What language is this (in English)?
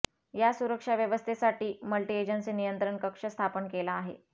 Marathi